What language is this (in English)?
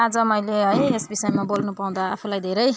Nepali